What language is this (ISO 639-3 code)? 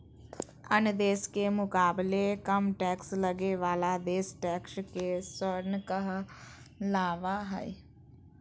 mag